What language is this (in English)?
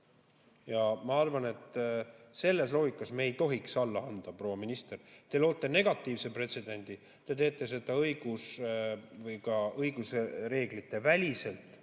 Estonian